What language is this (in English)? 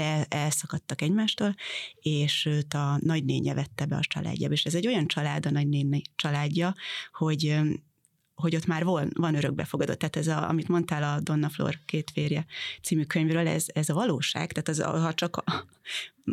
Hungarian